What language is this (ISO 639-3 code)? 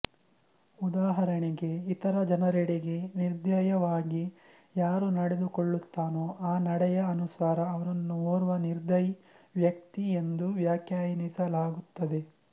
kan